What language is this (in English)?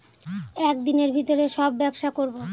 Bangla